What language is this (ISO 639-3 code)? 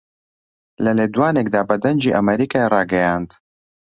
ckb